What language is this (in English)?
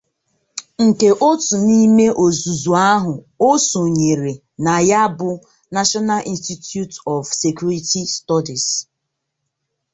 Igbo